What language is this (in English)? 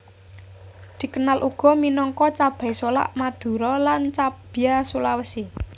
Javanese